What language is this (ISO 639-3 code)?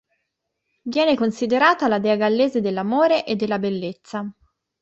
ita